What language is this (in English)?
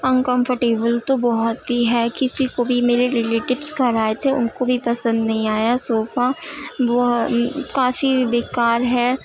Urdu